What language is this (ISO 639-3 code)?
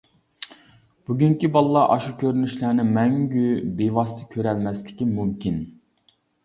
uig